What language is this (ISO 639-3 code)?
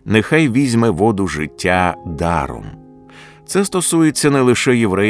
ukr